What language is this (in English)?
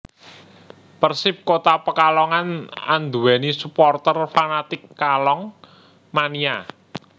Javanese